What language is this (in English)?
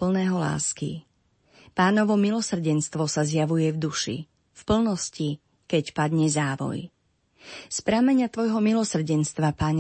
Slovak